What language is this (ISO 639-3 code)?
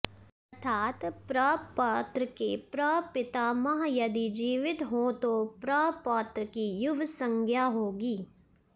san